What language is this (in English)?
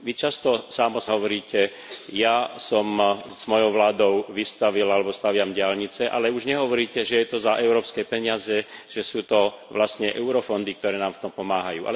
Slovak